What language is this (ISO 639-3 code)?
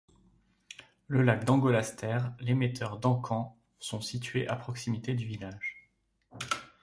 fra